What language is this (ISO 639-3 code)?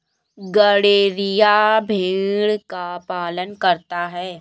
hin